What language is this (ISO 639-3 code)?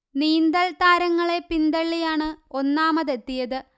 mal